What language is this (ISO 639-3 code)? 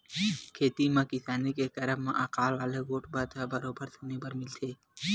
hne